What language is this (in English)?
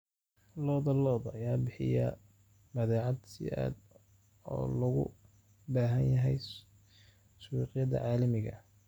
Somali